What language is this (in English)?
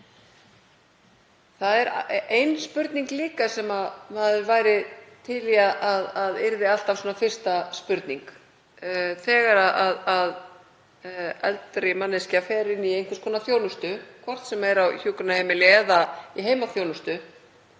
Icelandic